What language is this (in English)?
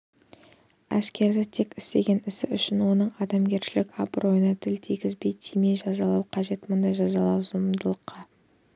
Kazakh